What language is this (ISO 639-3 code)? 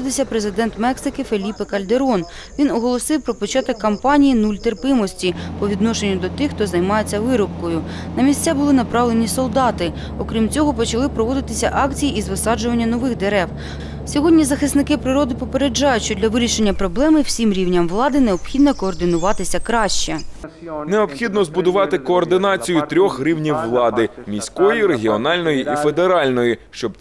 ukr